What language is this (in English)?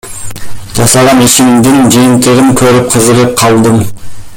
Kyrgyz